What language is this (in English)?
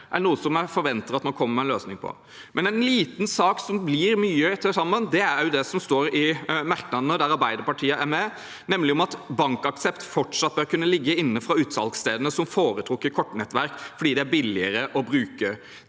Norwegian